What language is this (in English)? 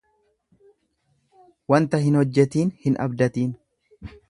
Oromo